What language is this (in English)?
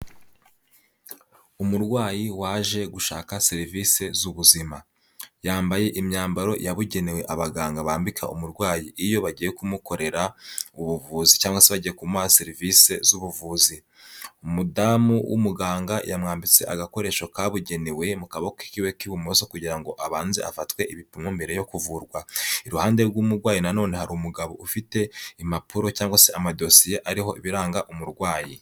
Kinyarwanda